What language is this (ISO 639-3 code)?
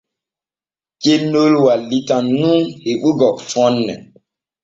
fue